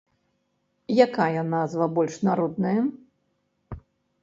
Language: Belarusian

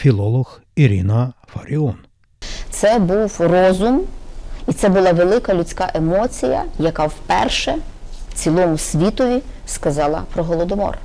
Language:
Ukrainian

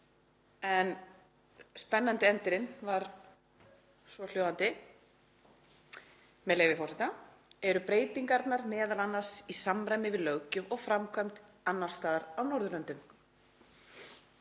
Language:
Icelandic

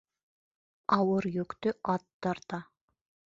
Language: Bashkir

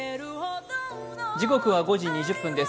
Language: Japanese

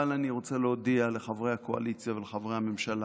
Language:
Hebrew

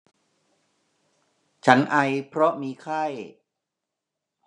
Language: Thai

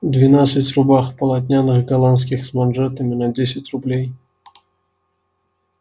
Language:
Russian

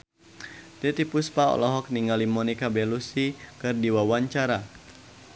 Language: Sundanese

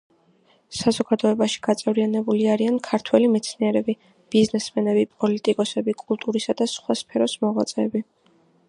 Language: Georgian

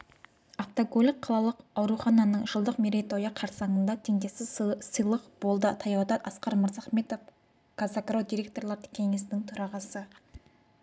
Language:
Kazakh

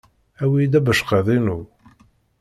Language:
Kabyle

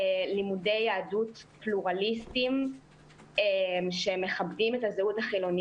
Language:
Hebrew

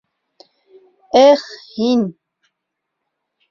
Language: Bashkir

